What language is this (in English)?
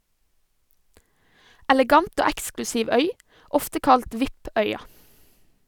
Norwegian